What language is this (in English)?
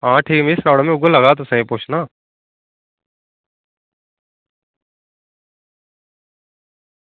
Dogri